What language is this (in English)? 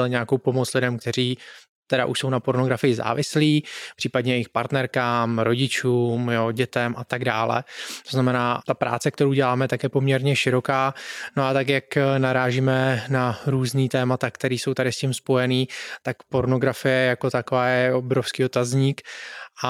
Czech